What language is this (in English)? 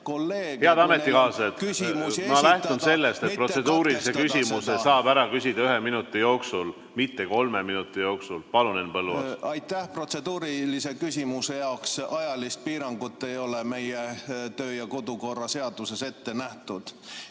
Estonian